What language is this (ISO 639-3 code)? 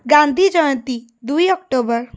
ori